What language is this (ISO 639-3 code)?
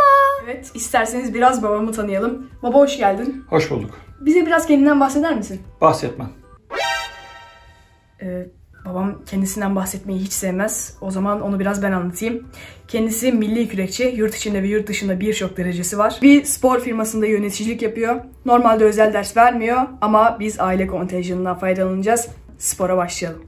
tur